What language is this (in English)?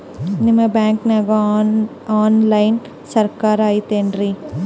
Kannada